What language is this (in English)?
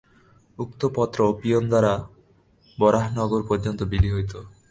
Bangla